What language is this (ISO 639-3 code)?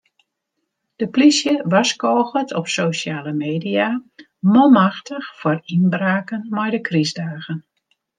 fry